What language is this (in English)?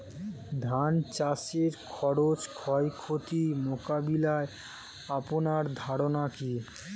Bangla